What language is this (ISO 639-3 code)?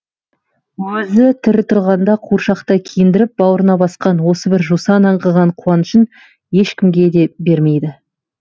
kaz